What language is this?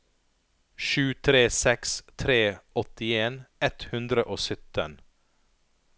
Norwegian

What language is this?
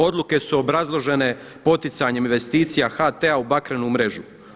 Croatian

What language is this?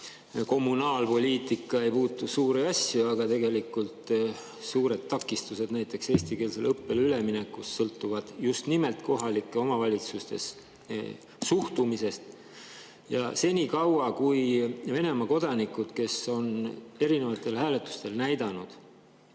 Estonian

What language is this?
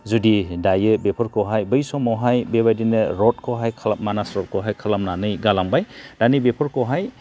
Bodo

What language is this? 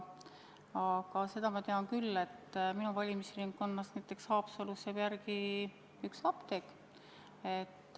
Estonian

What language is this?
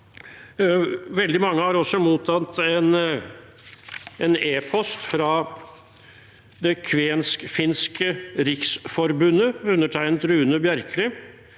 Norwegian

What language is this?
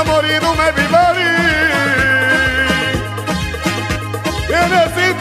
Arabic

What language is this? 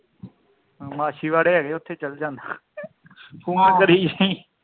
Punjabi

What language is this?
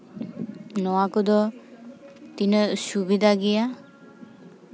Santali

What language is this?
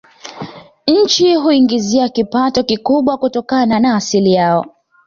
Swahili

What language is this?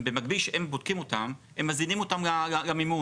Hebrew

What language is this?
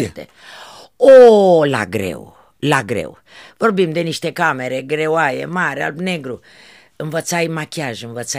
Romanian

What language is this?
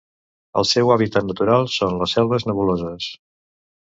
Catalan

